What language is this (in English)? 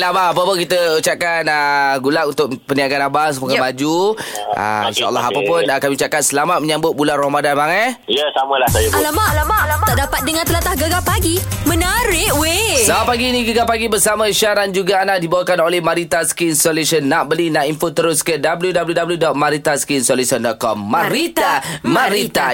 Malay